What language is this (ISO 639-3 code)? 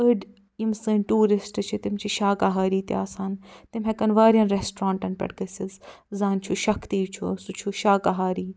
kas